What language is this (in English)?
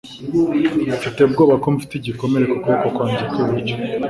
Kinyarwanda